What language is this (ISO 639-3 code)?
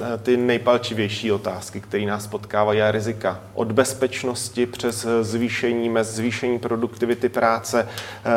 ces